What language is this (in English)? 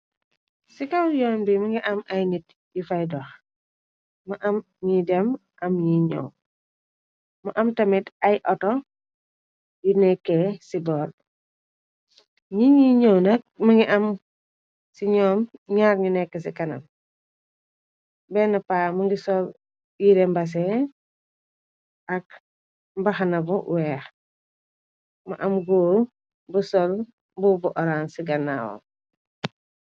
Wolof